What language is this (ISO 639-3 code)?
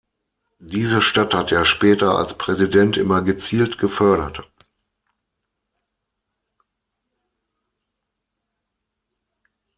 deu